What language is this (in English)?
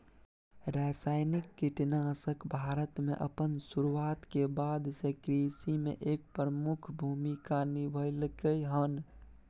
Maithili